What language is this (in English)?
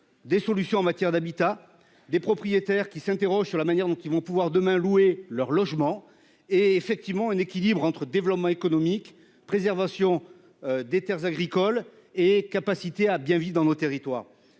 French